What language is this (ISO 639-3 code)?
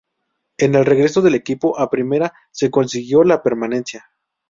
spa